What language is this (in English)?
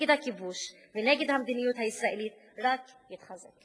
Hebrew